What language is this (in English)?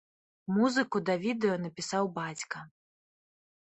Belarusian